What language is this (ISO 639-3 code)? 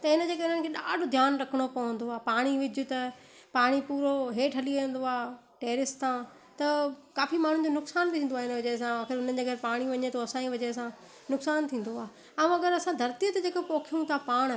snd